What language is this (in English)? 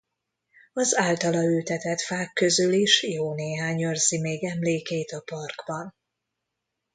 Hungarian